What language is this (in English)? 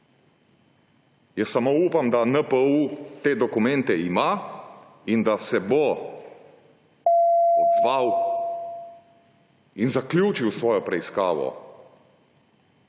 Slovenian